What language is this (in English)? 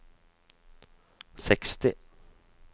Norwegian